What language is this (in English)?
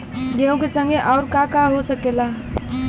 Bhojpuri